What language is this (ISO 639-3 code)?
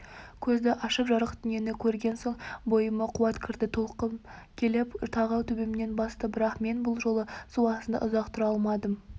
kaz